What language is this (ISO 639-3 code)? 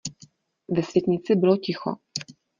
ces